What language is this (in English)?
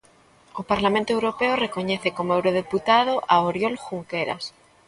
Galician